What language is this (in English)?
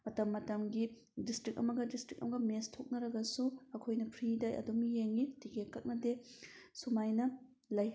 Manipuri